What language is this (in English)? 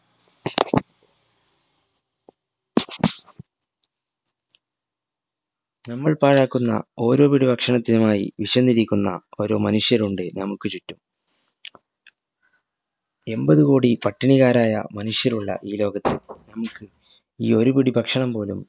Malayalam